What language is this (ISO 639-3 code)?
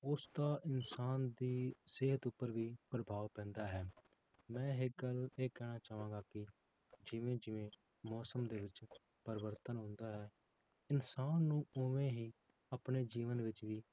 pan